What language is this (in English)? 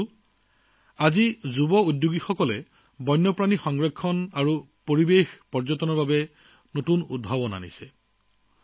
Assamese